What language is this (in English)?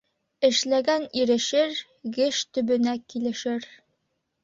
Bashkir